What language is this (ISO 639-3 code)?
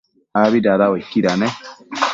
mcf